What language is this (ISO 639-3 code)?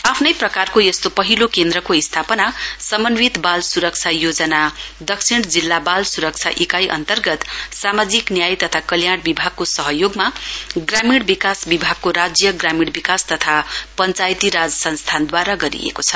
nep